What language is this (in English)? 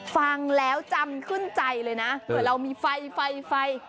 Thai